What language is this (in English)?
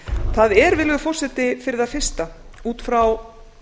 Icelandic